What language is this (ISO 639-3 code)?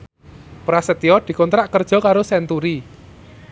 jav